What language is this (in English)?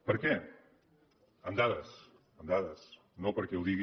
Catalan